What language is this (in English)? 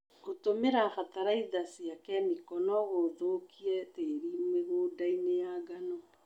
Kikuyu